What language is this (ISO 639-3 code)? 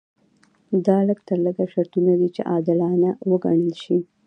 pus